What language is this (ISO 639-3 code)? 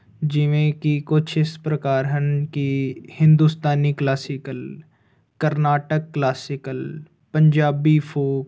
pan